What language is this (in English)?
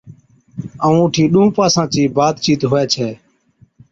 Od